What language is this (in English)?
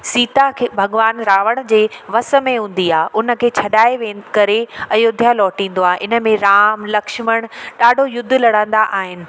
Sindhi